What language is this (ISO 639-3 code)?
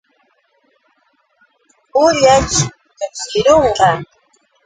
qux